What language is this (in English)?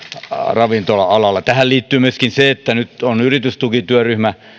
Finnish